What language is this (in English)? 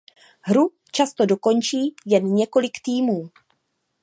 Czech